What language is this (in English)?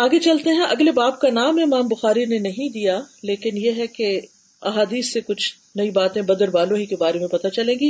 Urdu